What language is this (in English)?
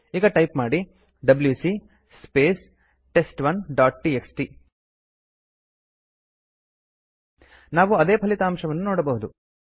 Kannada